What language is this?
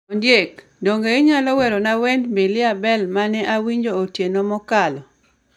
Luo (Kenya and Tanzania)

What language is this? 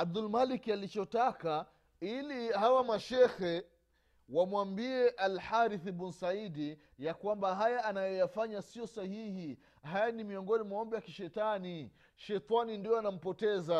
Swahili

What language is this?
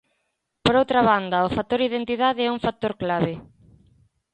Galician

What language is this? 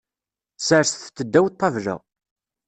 Kabyle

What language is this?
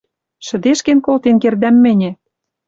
Western Mari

